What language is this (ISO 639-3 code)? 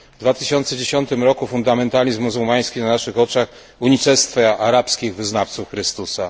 pol